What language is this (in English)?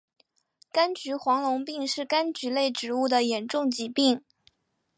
Chinese